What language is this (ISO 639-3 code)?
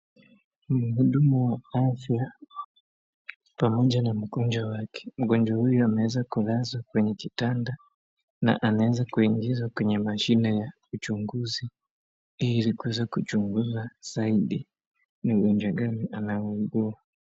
swa